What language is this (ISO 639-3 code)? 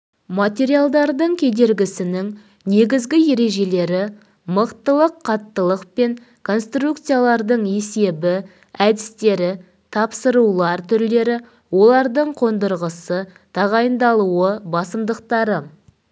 kaz